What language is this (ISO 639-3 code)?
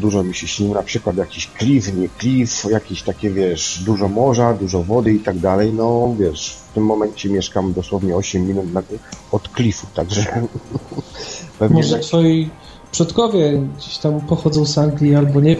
pol